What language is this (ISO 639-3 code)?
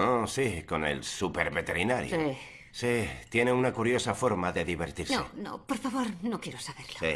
spa